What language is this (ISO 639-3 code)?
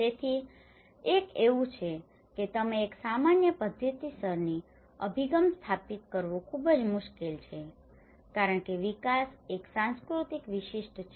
guj